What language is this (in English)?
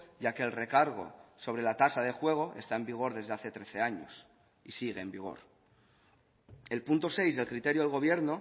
Spanish